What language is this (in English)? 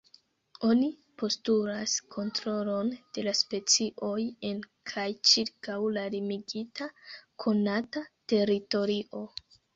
Esperanto